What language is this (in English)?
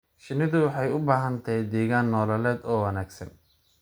Somali